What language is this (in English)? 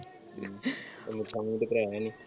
Punjabi